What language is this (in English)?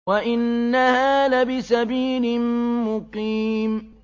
Arabic